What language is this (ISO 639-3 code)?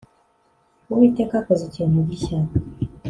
kin